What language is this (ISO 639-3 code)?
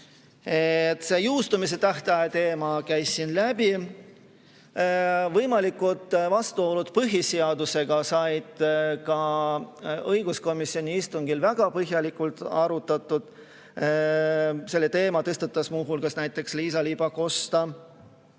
est